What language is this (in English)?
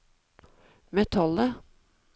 Norwegian